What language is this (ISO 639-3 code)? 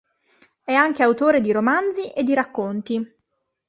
ita